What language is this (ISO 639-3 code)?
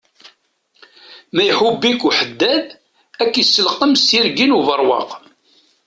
kab